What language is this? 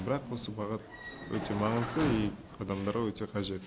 Kazakh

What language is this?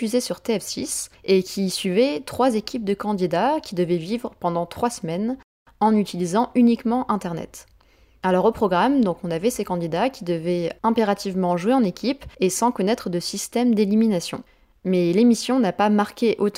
French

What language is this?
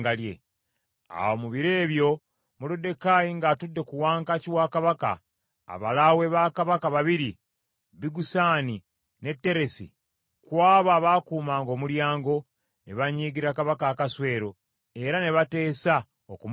Ganda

